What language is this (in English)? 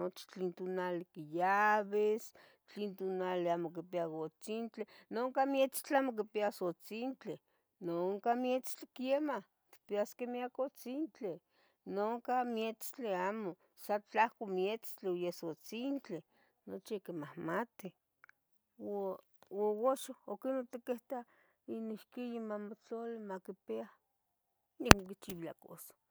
Tetelcingo Nahuatl